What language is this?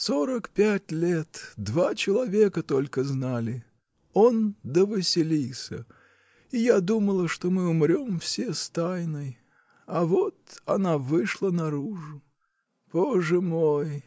Russian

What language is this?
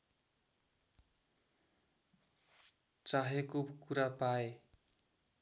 Nepali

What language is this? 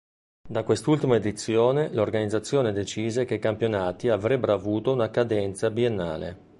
Italian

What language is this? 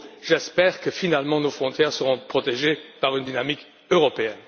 French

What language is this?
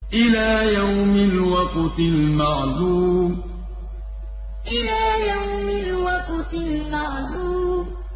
Arabic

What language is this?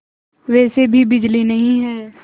Hindi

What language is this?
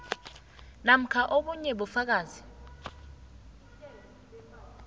South Ndebele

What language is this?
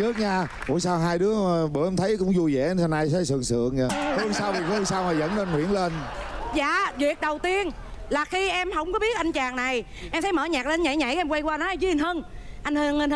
Vietnamese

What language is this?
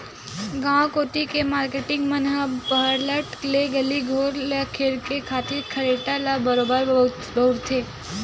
Chhattisgarhi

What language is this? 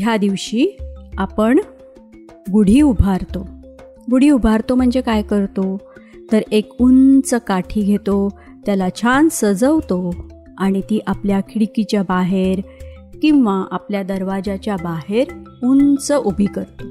Marathi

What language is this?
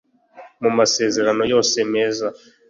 Kinyarwanda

